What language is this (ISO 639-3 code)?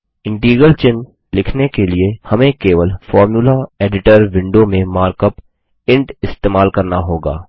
hin